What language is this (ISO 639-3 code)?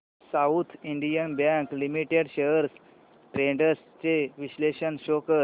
mar